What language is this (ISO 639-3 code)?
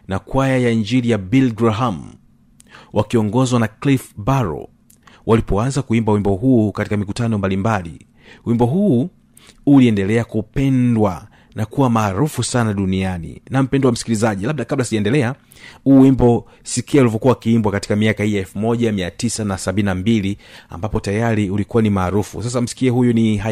swa